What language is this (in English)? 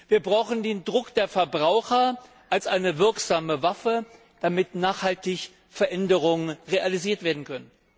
German